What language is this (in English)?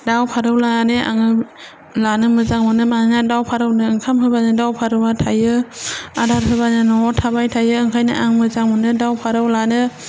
Bodo